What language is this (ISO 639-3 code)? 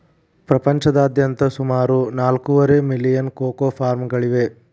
kan